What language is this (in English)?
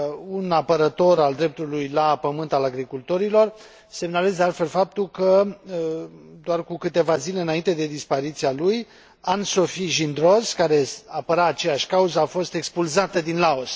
Romanian